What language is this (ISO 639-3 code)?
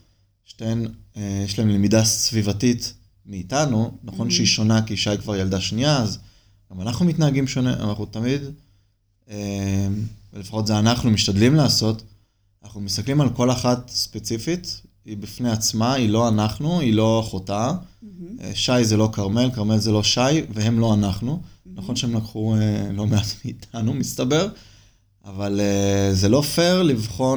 heb